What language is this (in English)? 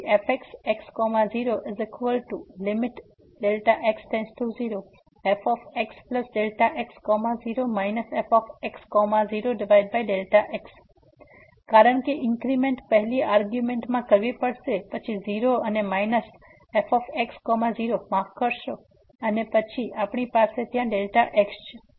Gujarati